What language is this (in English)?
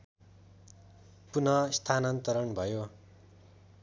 Nepali